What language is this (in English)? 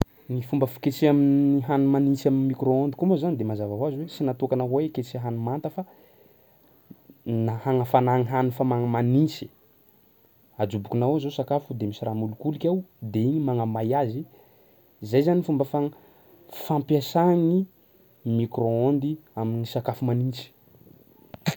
Sakalava Malagasy